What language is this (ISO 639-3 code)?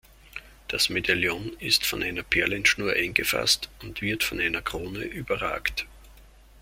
deu